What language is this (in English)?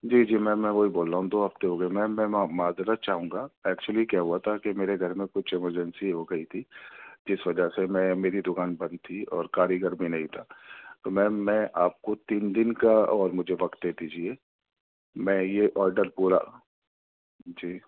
Urdu